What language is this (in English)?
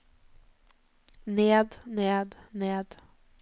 Norwegian